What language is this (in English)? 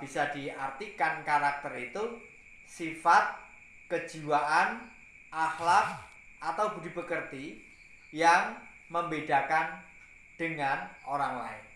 Indonesian